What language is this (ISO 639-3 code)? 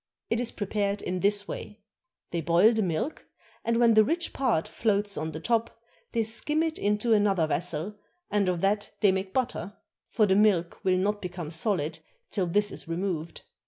eng